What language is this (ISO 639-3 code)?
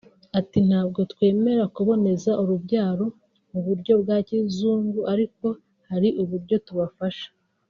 kin